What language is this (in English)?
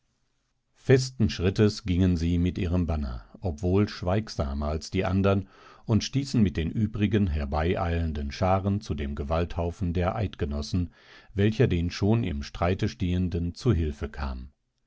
German